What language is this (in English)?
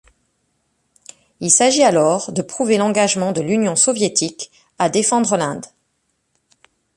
French